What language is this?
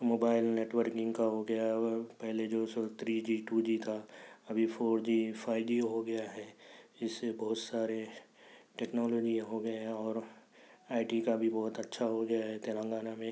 Urdu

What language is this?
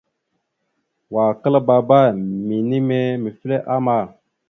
Mada (Cameroon)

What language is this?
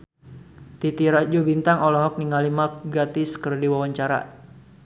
Sundanese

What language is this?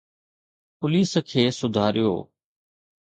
Sindhi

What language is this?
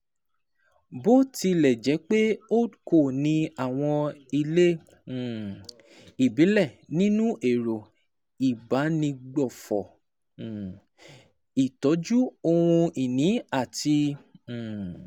Yoruba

